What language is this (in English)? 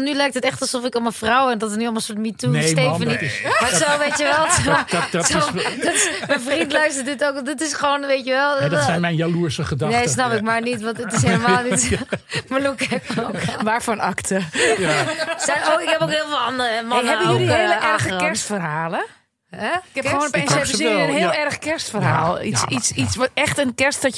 Dutch